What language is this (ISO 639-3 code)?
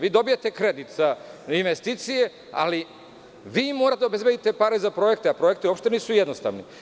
srp